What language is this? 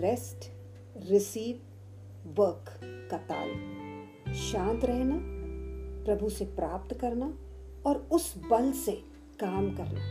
Hindi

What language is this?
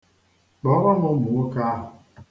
Igbo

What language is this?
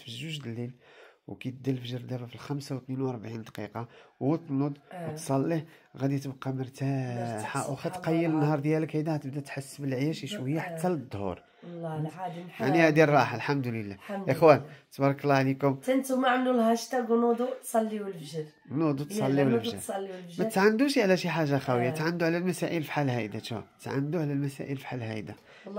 Arabic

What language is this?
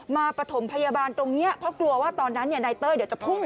Thai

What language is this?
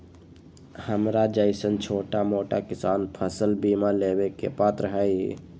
Magahi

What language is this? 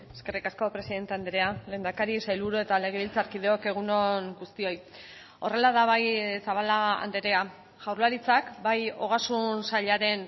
Basque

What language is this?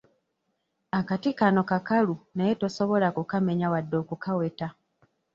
Ganda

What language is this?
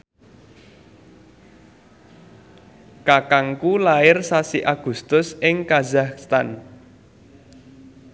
Javanese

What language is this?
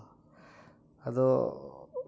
Santali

